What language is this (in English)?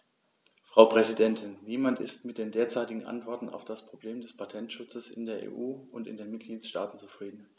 German